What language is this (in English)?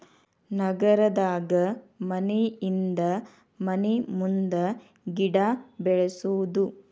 Kannada